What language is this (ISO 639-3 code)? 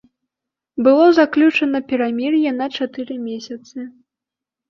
bel